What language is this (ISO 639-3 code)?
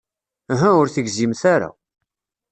kab